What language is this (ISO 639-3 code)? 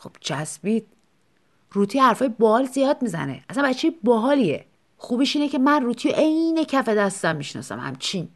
fas